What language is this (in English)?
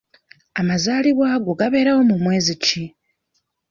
Ganda